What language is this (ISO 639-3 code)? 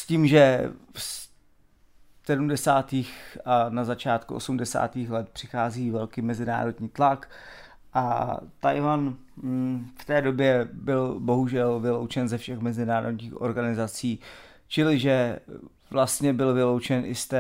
ces